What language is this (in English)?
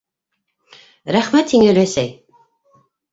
Bashkir